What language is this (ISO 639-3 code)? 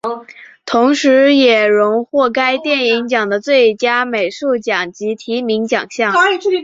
zho